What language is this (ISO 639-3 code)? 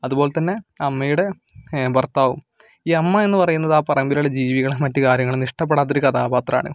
mal